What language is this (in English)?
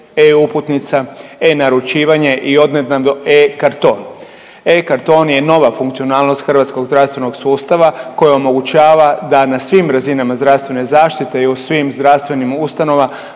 Croatian